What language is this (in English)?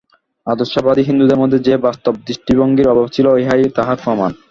Bangla